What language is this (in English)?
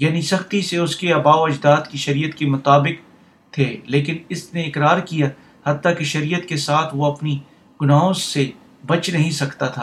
Urdu